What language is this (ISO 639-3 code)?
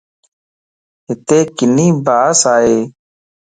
lss